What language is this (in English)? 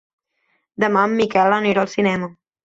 Catalan